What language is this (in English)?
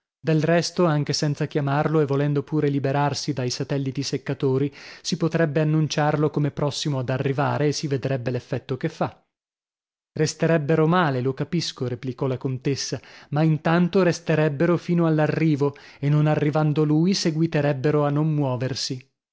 Italian